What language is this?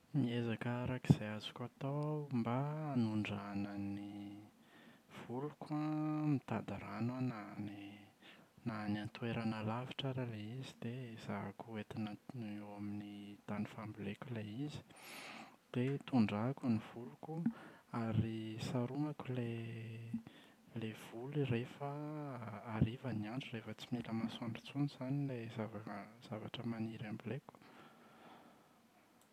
Malagasy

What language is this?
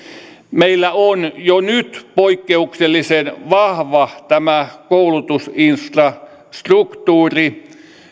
Finnish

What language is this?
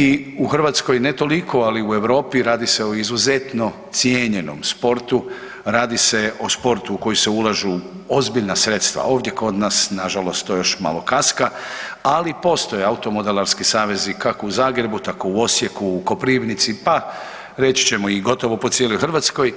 Croatian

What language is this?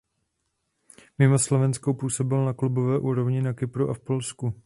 Czech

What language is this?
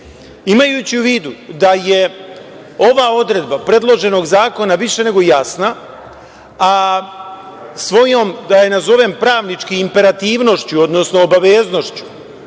Serbian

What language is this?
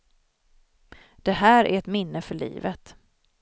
Swedish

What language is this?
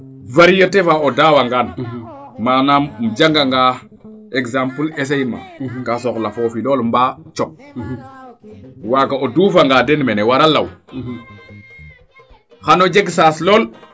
Serer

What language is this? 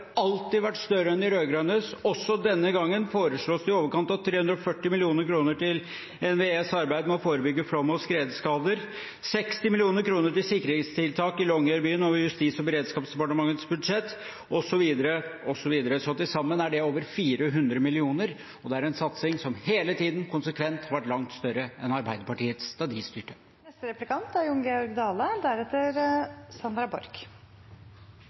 Norwegian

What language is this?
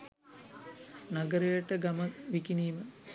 Sinhala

